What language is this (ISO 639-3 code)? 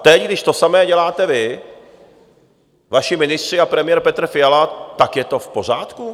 ces